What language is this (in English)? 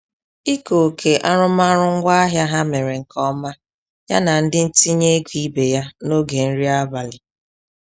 Igbo